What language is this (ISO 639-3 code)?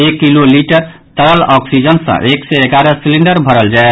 mai